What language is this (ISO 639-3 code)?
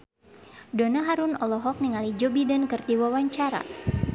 sun